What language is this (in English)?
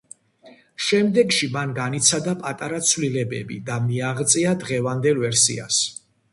Georgian